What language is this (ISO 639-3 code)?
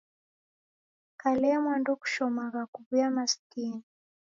dav